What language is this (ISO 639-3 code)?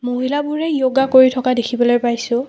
asm